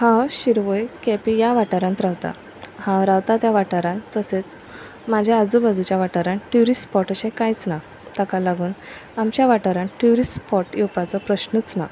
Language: Konkani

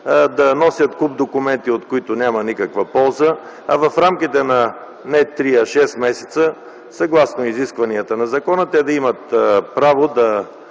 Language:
Bulgarian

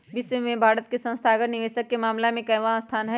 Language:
Magahi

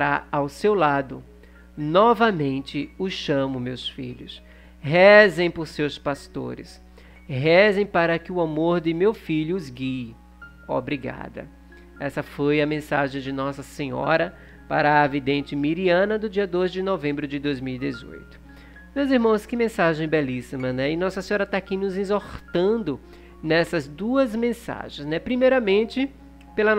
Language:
Portuguese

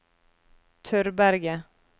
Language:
Norwegian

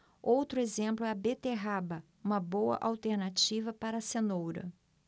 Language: Portuguese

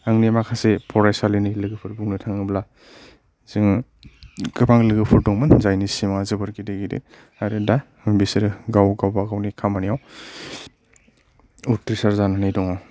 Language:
Bodo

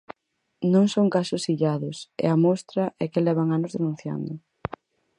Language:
Galician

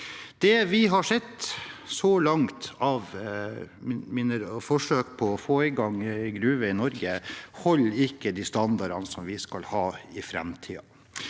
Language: Norwegian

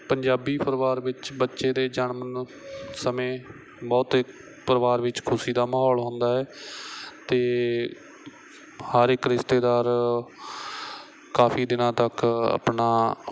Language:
Punjabi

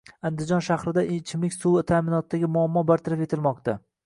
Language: Uzbek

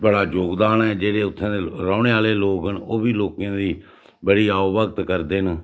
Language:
Dogri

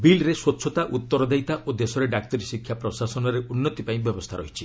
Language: Odia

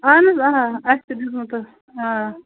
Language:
Kashmiri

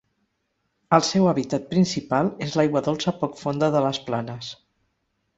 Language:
Catalan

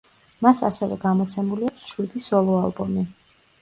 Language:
Georgian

